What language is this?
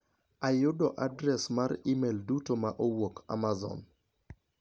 Luo (Kenya and Tanzania)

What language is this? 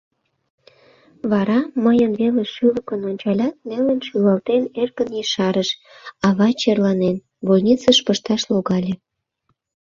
Mari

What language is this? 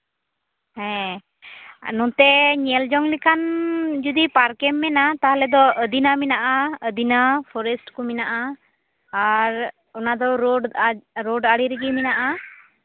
Santali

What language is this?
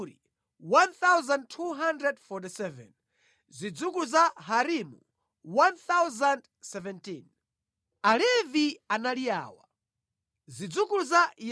Nyanja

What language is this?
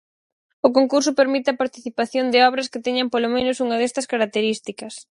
Galician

